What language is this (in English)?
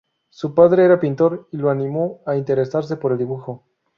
Spanish